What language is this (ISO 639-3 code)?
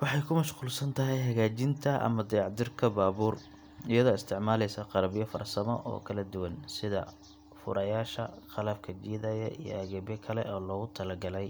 som